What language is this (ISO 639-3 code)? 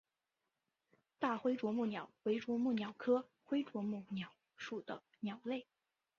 zho